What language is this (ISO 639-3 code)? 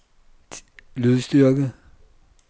dan